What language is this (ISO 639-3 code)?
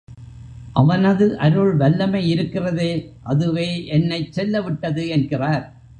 tam